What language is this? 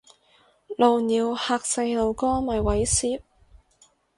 Cantonese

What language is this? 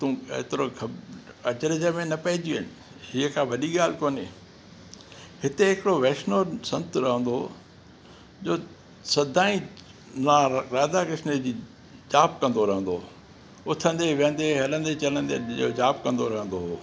Sindhi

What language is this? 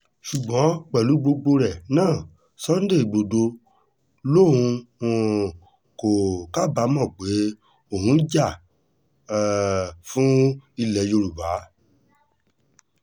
Yoruba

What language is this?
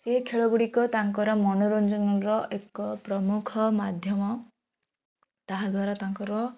Odia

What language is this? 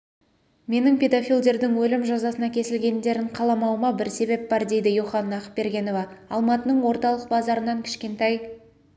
Kazakh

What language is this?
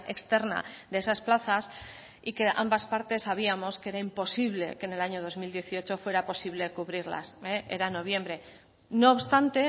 Spanish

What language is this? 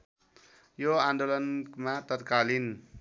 Nepali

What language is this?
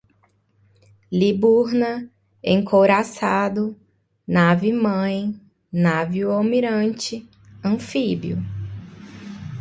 Portuguese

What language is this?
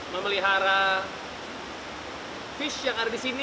Indonesian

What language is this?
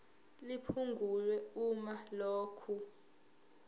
Zulu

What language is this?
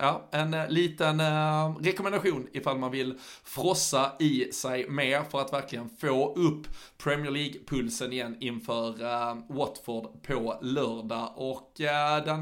Swedish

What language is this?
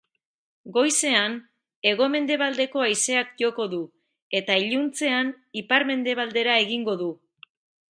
Basque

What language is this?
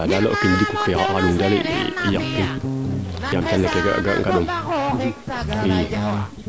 Serer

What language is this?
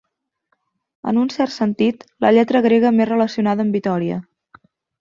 Catalan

